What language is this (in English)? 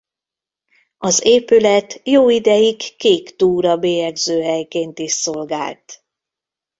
Hungarian